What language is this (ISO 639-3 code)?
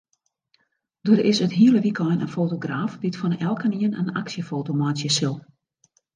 fry